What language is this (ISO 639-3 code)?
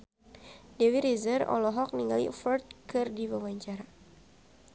sun